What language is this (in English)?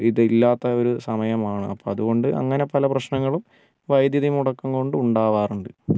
Malayalam